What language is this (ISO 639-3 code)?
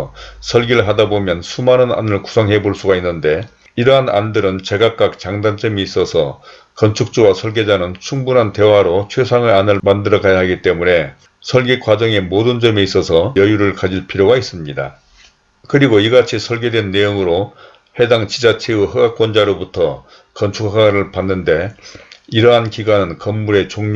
kor